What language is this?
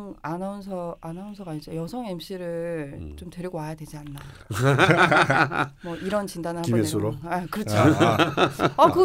Korean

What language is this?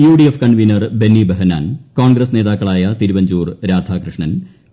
Malayalam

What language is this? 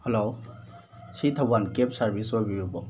Manipuri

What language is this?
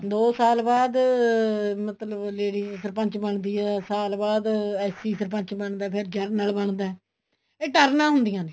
Punjabi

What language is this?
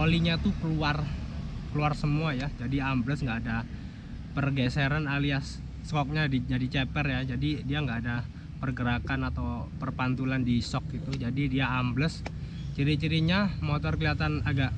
Indonesian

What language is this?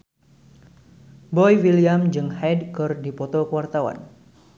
Sundanese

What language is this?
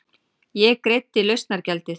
Icelandic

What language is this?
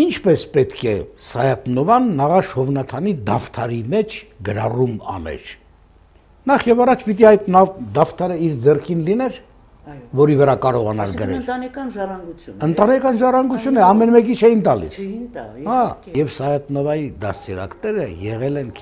Turkish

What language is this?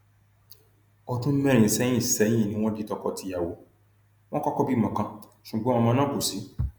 Yoruba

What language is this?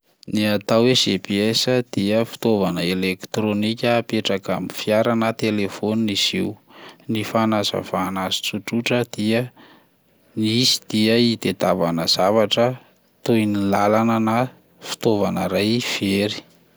Malagasy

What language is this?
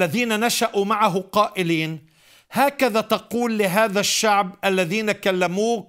Arabic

